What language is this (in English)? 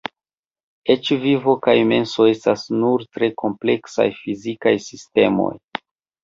Esperanto